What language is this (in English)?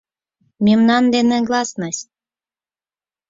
Mari